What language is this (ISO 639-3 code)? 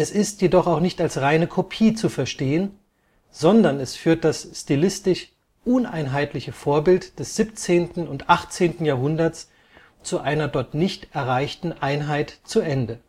deu